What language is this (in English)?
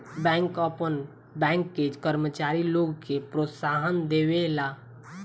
Bhojpuri